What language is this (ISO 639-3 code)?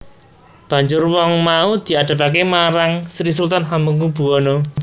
jav